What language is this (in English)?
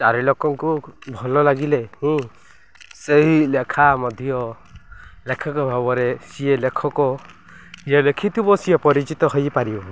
Odia